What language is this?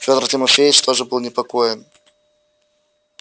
Russian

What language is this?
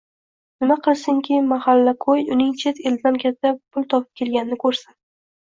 Uzbek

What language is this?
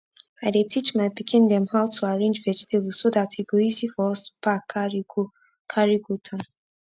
Nigerian Pidgin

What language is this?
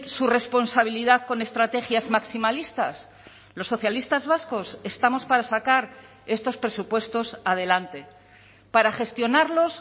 Spanish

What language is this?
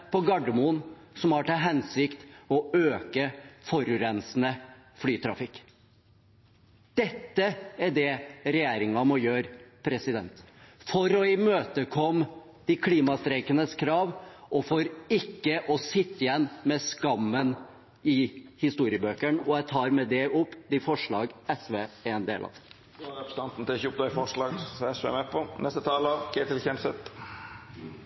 Norwegian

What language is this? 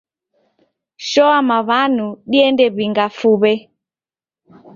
Taita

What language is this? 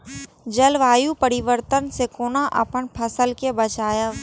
Maithili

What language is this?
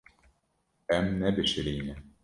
Kurdish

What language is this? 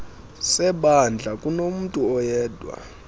Xhosa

